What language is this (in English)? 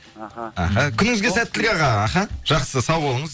Kazakh